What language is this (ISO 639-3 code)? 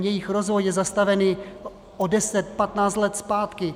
ces